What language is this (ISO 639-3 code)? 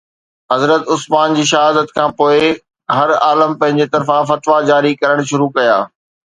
snd